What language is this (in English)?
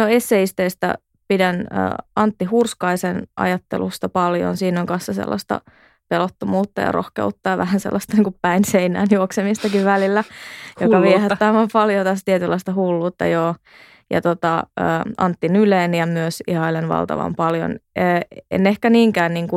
Finnish